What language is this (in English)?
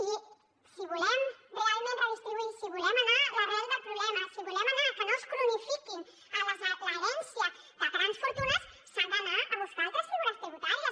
Catalan